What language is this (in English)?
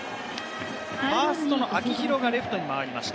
Japanese